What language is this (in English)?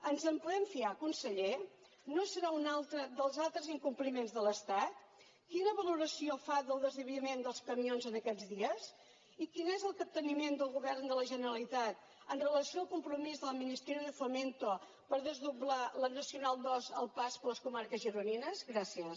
Catalan